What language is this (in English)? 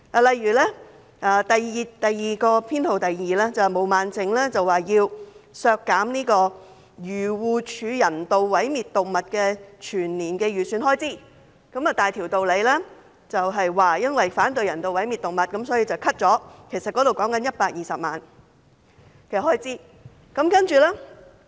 Cantonese